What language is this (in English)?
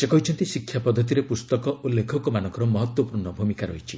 Odia